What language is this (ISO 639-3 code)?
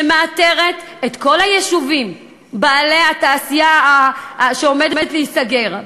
heb